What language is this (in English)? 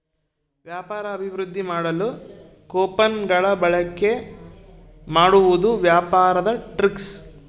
Kannada